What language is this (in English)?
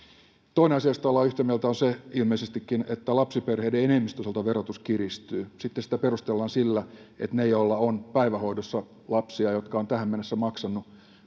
Finnish